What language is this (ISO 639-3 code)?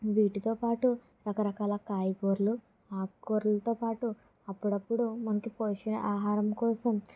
tel